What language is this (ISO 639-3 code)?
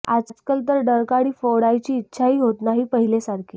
mar